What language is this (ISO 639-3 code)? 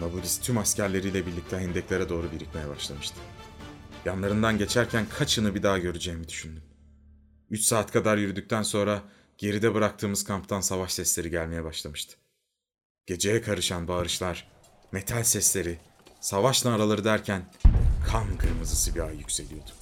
tur